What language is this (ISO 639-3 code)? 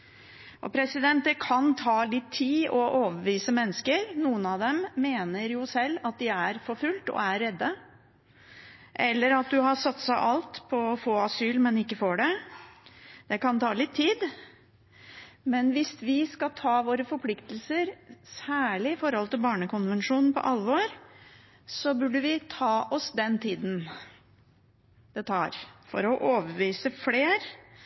nob